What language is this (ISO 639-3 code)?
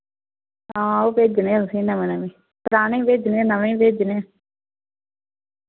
doi